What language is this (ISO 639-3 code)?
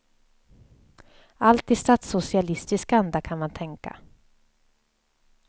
swe